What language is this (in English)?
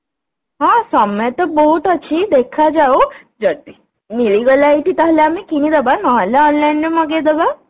Odia